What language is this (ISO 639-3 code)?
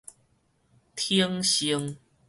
nan